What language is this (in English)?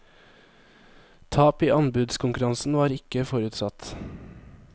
Norwegian